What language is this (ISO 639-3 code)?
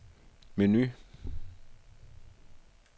dan